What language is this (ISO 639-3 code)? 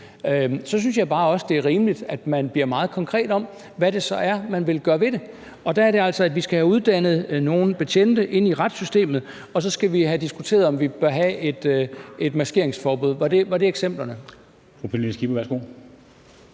dan